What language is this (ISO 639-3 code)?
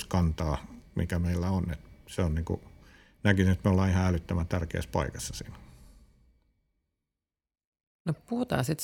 fin